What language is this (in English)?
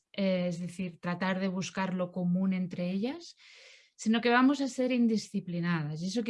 French